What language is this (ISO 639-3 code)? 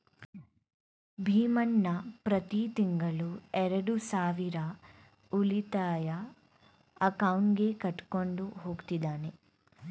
kan